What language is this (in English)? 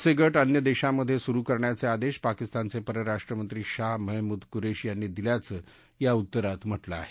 Marathi